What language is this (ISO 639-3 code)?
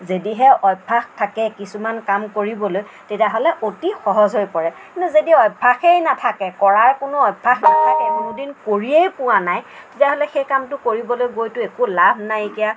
asm